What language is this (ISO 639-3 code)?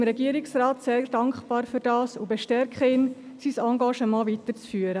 gsw